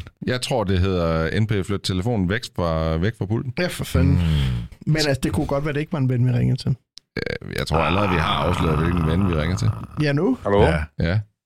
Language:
Danish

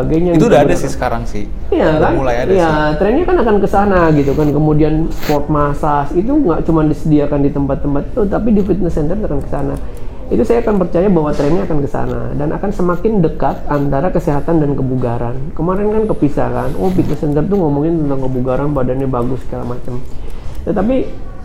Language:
Indonesian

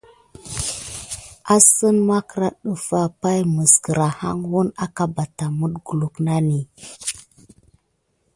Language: Gidar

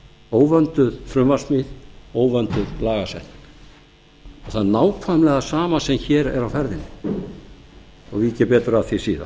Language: Icelandic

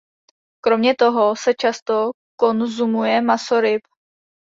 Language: Czech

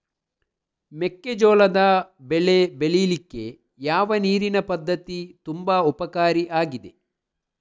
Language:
Kannada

